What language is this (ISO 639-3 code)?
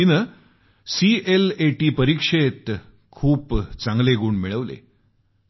mar